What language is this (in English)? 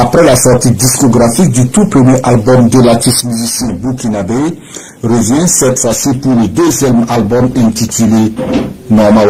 French